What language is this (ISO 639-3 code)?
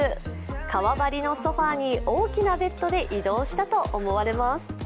jpn